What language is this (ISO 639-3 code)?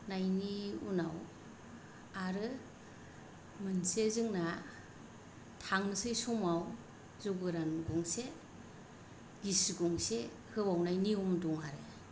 brx